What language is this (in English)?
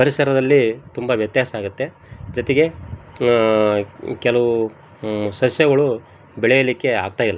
Kannada